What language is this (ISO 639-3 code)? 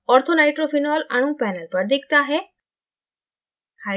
hin